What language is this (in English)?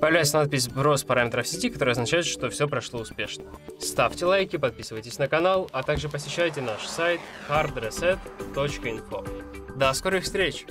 Russian